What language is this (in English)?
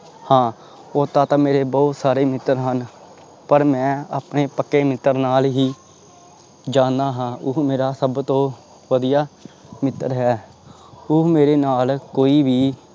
Punjabi